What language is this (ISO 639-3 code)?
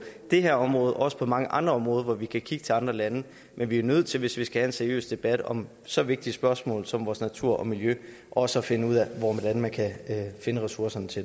dan